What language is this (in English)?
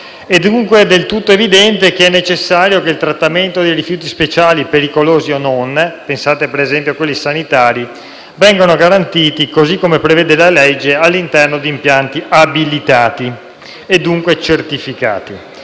Italian